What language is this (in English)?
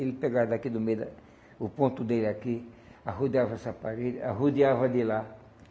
Portuguese